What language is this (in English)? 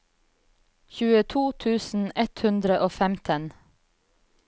Norwegian